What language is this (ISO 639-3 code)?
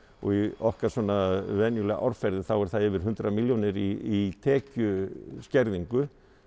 isl